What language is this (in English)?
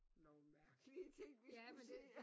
Danish